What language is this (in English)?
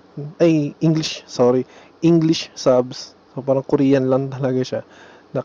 Filipino